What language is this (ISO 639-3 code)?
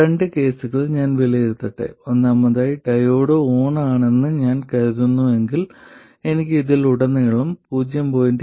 mal